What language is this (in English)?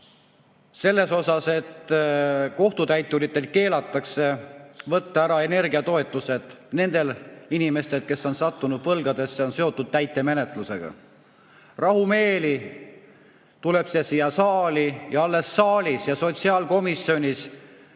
Estonian